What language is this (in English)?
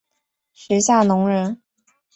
Chinese